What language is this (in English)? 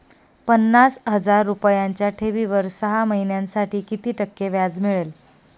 Marathi